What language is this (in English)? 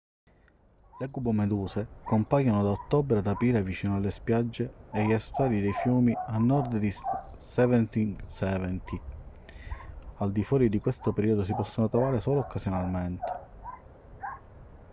Italian